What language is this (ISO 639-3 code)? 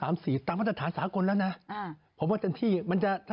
tha